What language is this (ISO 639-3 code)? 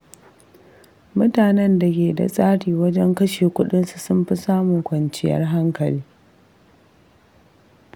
hau